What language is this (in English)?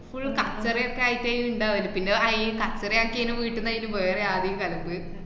Malayalam